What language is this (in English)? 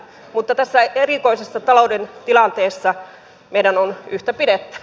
Finnish